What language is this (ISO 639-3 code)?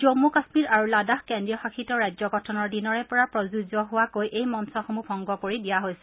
asm